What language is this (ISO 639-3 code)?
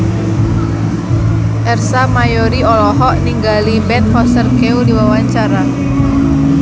sun